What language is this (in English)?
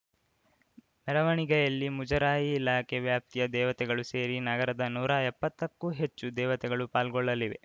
Kannada